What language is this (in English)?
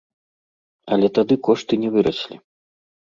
Belarusian